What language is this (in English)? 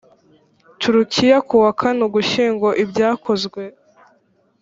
Kinyarwanda